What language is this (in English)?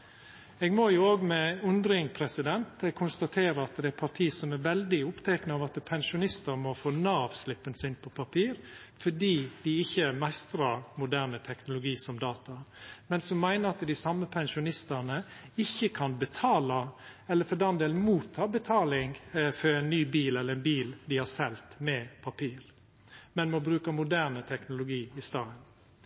Norwegian Nynorsk